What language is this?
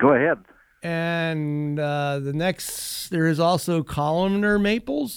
English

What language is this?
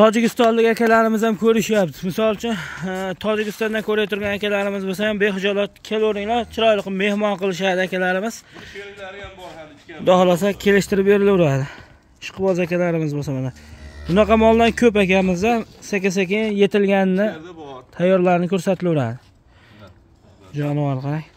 Turkish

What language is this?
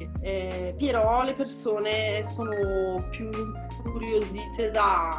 Italian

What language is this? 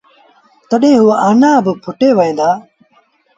Sindhi Bhil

